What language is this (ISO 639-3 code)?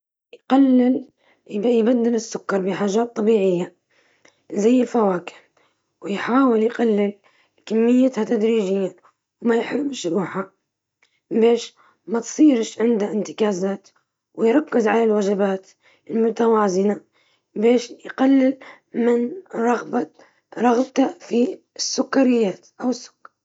ayl